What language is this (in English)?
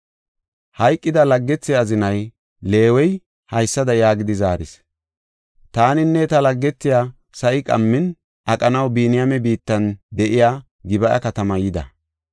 Gofa